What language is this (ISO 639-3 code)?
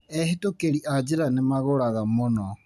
kik